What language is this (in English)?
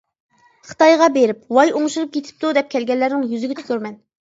Uyghur